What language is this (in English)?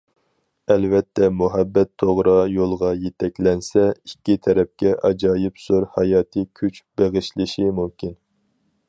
Uyghur